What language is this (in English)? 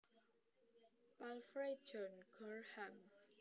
Javanese